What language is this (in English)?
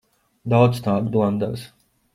Latvian